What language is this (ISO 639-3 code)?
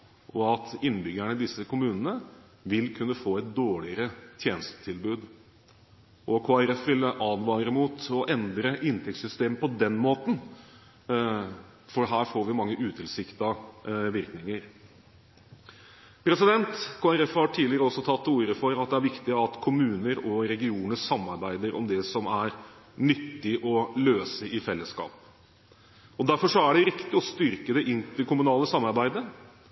nob